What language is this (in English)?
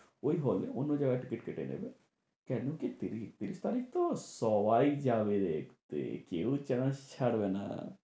Bangla